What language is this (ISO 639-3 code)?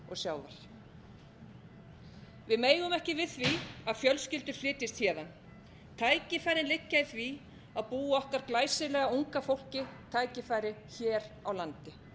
isl